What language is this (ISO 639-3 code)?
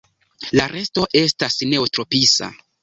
epo